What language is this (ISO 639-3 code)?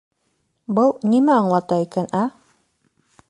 bak